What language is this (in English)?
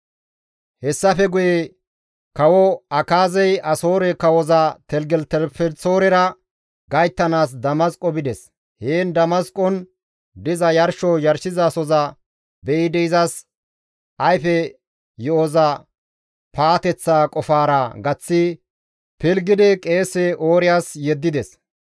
Gamo